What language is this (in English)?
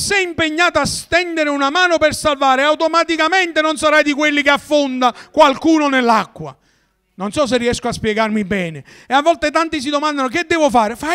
Italian